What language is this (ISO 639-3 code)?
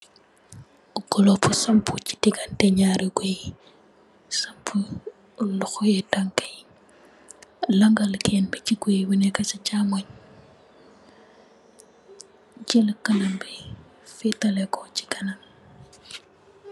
wol